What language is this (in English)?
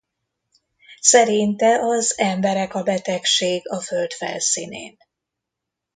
Hungarian